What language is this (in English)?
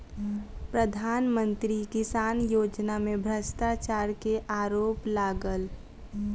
Maithili